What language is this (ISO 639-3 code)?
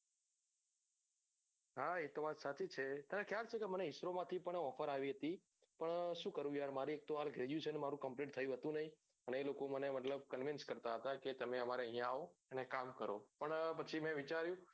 guj